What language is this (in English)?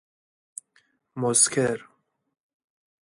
Persian